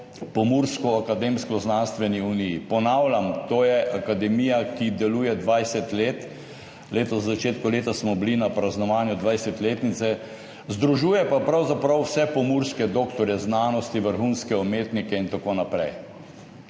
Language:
Slovenian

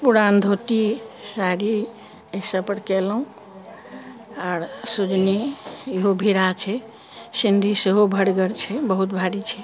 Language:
Maithili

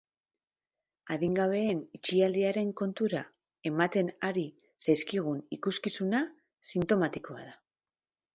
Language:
Basque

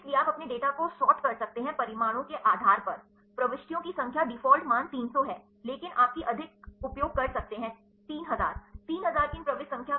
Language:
Hindi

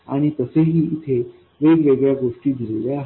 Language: Marathi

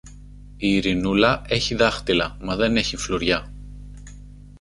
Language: Greek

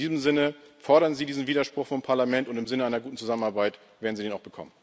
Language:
German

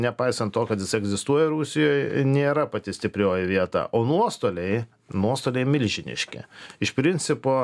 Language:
Lithuanian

